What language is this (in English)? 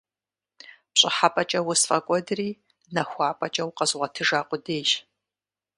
Kabardian